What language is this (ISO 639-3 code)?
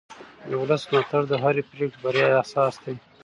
pus